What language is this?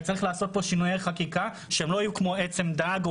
Hebrew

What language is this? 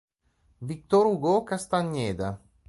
Italian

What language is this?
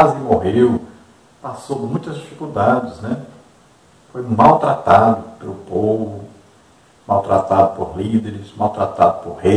Portuguese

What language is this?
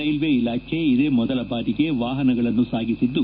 Kannada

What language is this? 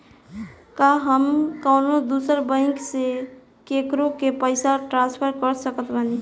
Bhojpuri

